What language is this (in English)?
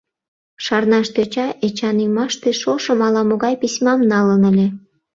Mari